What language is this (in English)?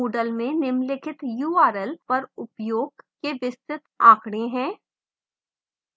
Hindi